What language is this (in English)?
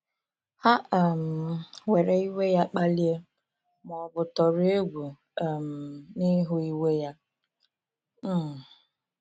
Igbo